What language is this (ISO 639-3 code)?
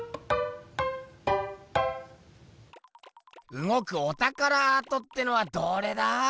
jpn